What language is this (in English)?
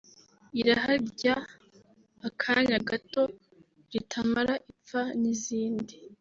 Kinyarwanda